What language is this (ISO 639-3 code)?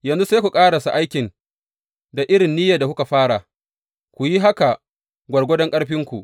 hau